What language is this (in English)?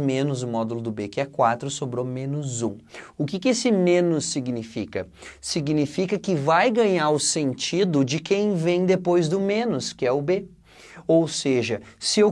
Portuguese